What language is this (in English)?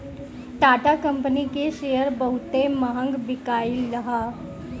Bhojpuri